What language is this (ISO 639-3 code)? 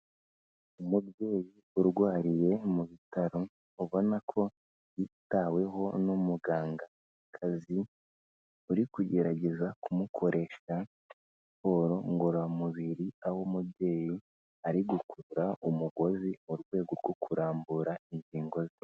kin